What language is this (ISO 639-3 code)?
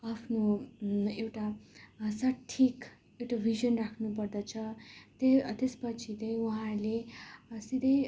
nep